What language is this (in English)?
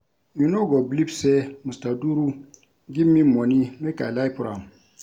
Nigerian Pidgin